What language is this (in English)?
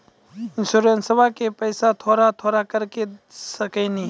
Maithili